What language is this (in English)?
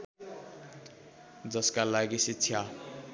Nepali